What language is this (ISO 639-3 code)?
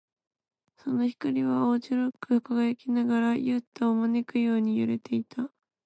jpn